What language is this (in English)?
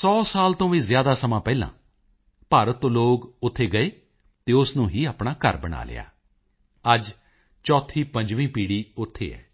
Punjabi